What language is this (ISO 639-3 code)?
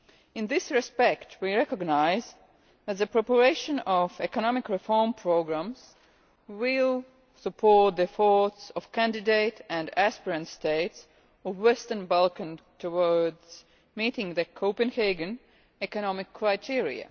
eng